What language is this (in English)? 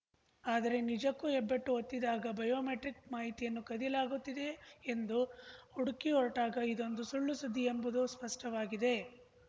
Kannada